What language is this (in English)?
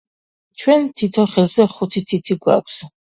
Georgian